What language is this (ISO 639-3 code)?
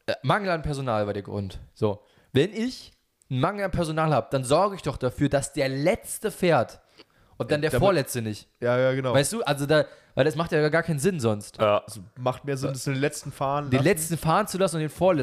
deu